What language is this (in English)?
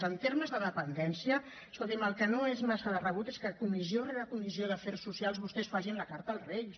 Catalan